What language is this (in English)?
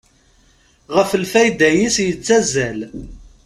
Kabyle